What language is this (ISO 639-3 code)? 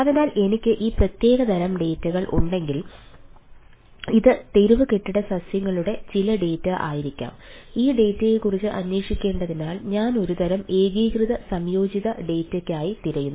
mal